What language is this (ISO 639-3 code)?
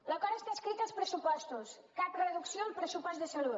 cat